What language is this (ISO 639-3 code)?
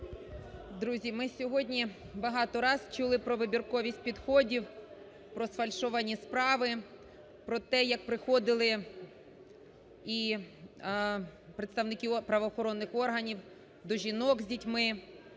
ukr